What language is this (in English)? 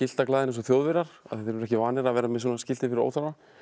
Icelandic